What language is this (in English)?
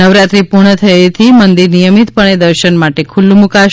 Gujarati